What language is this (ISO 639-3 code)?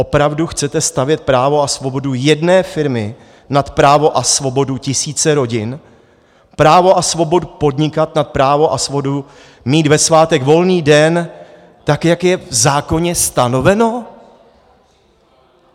ces